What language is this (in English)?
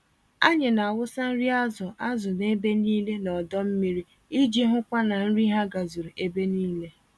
Igbo